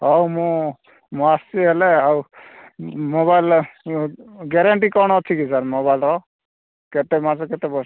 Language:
Odia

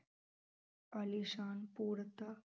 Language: Punjabi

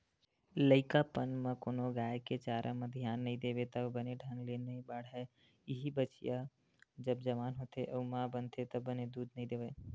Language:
Chhattisgarhi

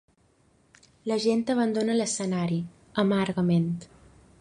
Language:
Catalan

